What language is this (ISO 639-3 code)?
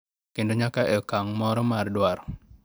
luo